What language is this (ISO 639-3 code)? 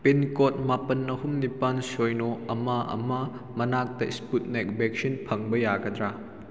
mni